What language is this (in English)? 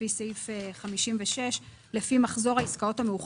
Hebrew